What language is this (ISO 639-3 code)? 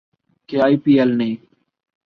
urd